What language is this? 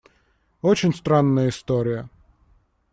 Russian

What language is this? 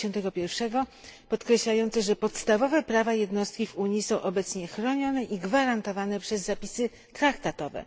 Polish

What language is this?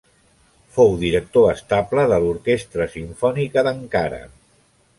Catalan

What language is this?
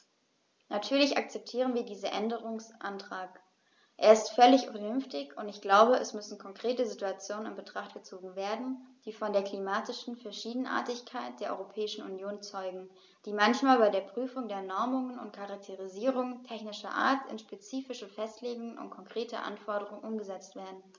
German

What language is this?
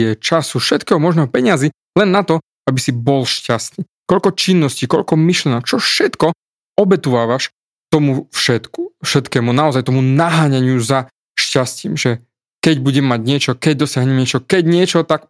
Slovak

